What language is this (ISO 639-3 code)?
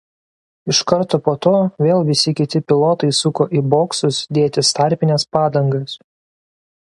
lit